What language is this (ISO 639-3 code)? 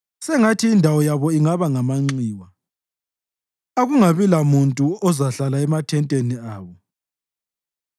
nde